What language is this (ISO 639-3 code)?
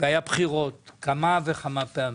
heb